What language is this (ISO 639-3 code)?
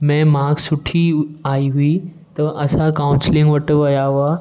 snd